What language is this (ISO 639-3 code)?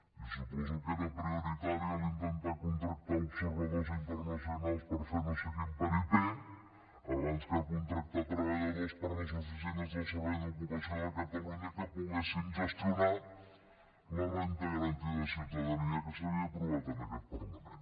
cat